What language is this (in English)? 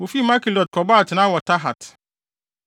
Akan